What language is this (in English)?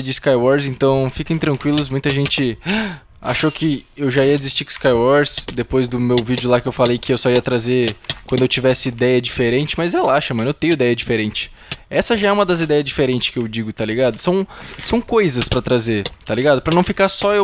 Portuguese